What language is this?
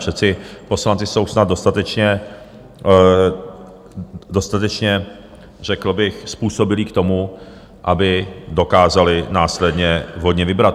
Czech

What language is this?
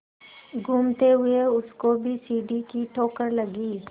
Hindi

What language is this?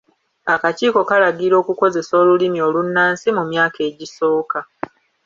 Ganda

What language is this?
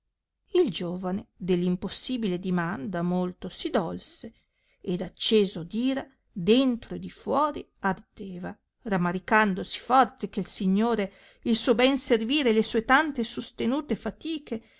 Italian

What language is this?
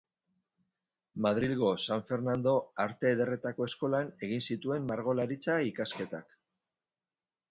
Basque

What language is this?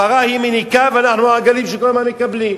Hebrew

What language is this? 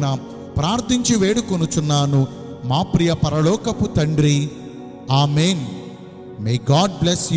Telugu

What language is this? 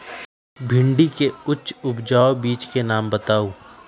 Magahi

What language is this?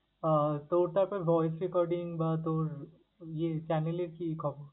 Bangla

